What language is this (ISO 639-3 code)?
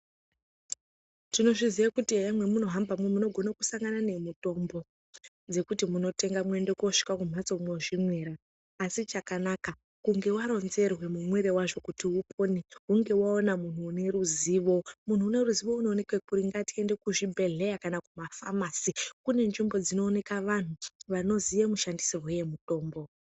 ndc